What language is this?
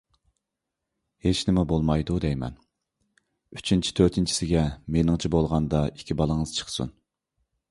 Uyghur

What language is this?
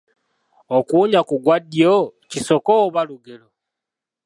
Ganda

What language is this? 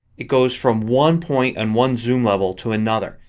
English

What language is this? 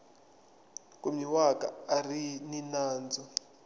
Tsonga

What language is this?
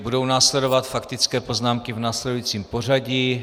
Czech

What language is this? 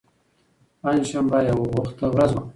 Pashto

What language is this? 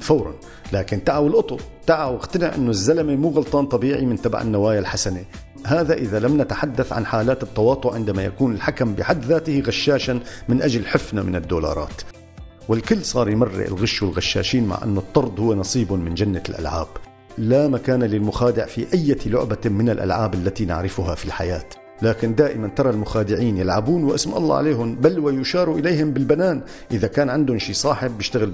Arabic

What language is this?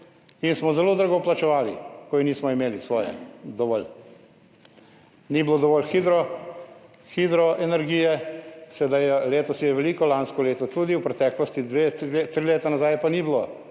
Slovenian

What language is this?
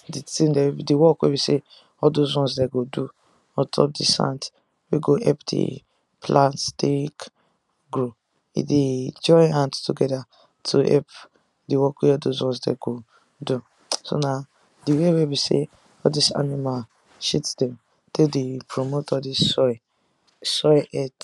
Nigerian Pidgin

